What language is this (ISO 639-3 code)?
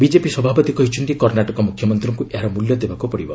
ori